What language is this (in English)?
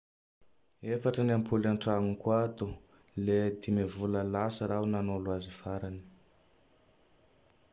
Tandroy-Mahafaly Malagasy